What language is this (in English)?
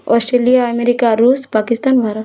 Odia